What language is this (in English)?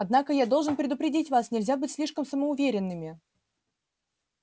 Russian